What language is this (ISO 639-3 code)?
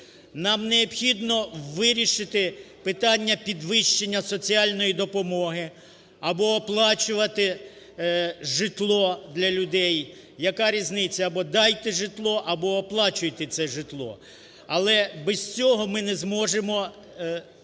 ukr